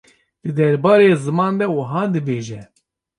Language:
Kurdish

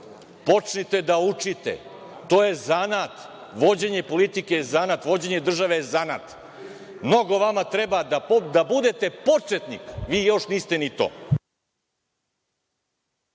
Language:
Serbian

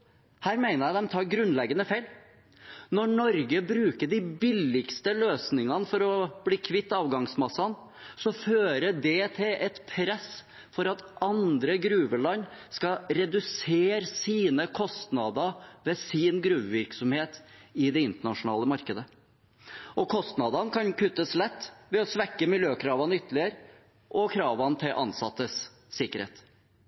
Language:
Norwegian Bokmål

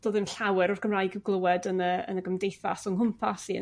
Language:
Welsh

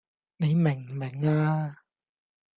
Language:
Cantonese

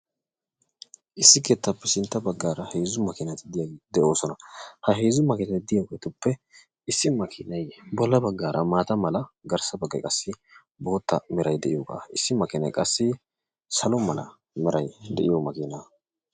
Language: Wolaytta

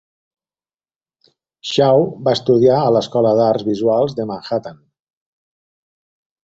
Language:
Catalan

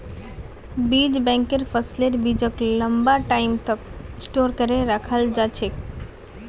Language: Magahi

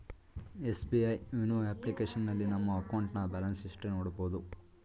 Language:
Kannada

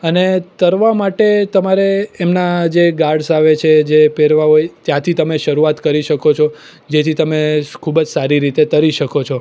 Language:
Gujarati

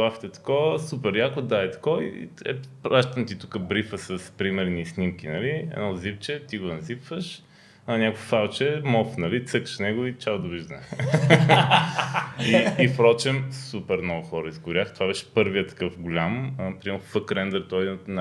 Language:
Bulgarian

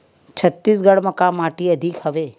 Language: Chhattisgarhi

